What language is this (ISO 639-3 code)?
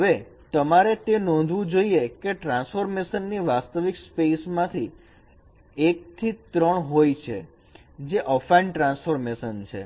guj